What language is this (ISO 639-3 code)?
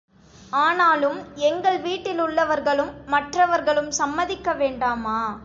tam